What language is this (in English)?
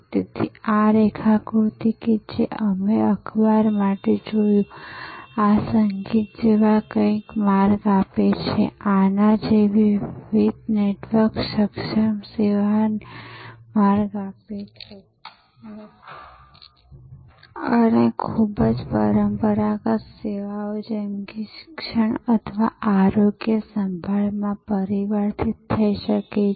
Gujarati